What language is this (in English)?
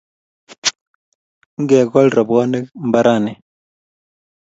Kalenjin